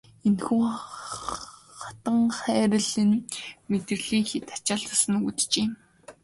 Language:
Mongolian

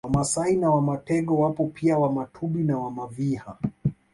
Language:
Swahili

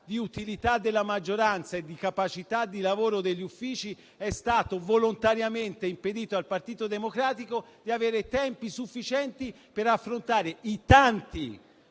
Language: Italian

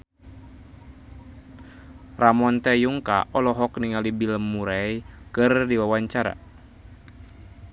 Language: Sundanese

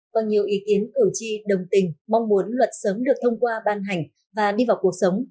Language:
Vietnamese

